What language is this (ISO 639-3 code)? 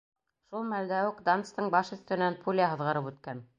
bak